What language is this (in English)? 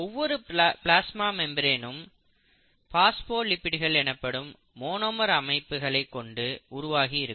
Tamil